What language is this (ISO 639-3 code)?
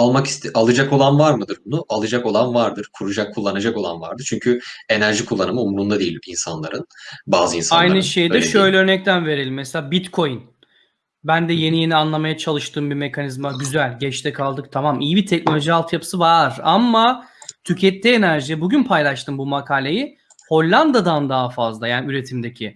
tur